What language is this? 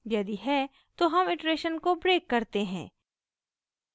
Hindi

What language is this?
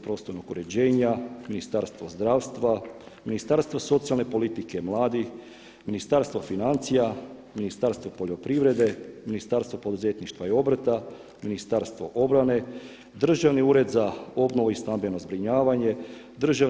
Croatian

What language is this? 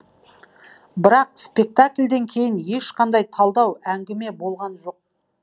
Kazakh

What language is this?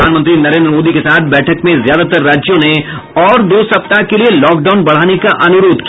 Hindi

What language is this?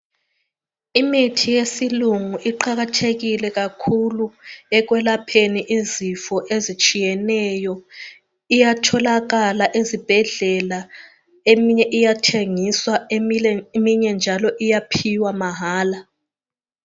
North Ndebele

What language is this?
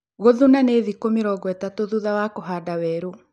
Kikuyu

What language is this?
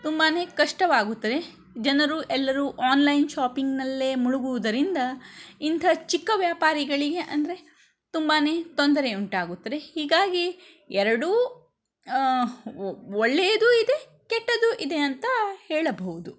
Kannada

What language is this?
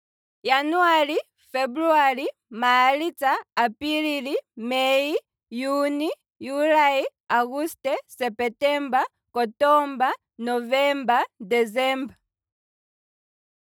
Kwambi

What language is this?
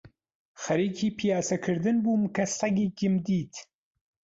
Central Kurdish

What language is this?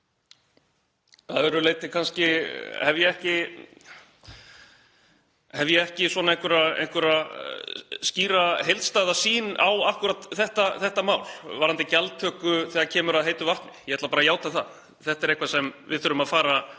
Icelandic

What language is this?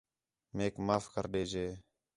Khetrani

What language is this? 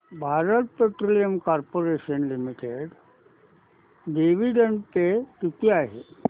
Marathi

